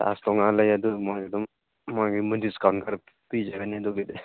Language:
Manipuri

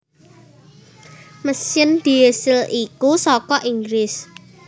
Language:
Javanese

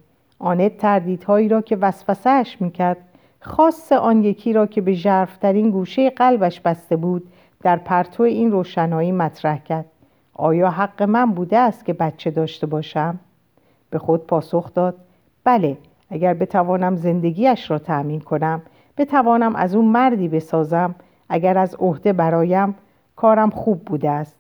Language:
Persian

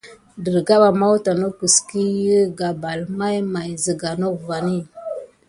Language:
Gidar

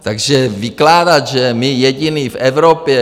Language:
Czech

